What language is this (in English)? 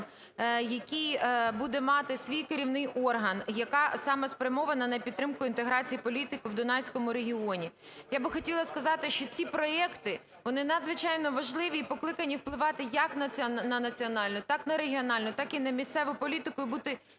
Ukrainian